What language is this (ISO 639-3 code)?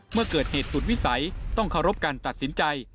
tha